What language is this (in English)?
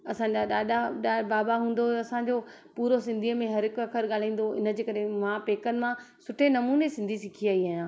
Sindhi